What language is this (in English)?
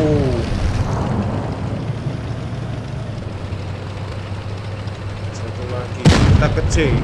Indonesian